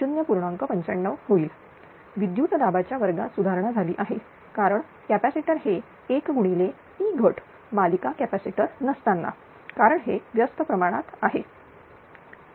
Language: Marathi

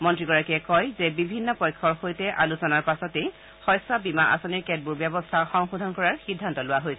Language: Assamese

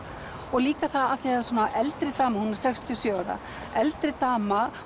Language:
Icelandic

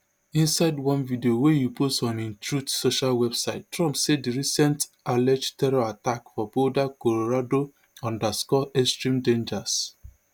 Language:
Nigerian Pidgin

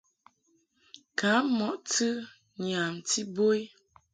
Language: Mungaka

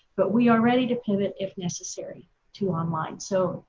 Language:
English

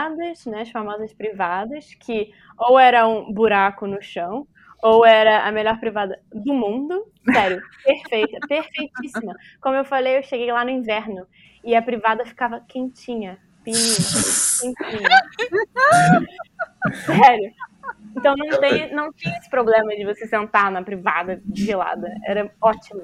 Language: Portuguese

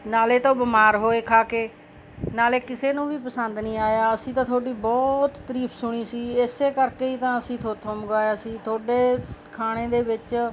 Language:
Punjabi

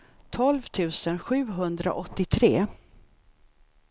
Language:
Swedish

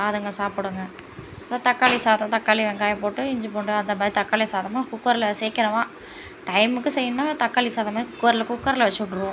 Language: Tamil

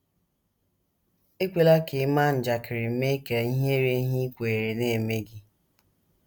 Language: Igbo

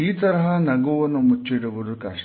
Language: Kannada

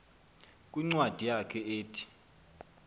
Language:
Xhosa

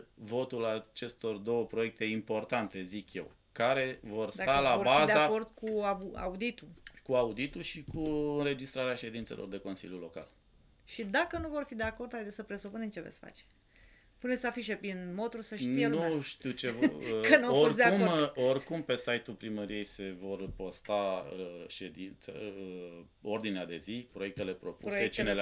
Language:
Romanian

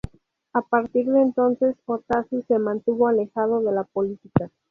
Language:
Spanish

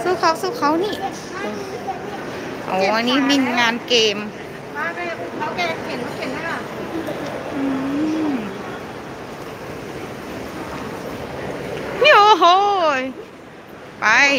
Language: Thai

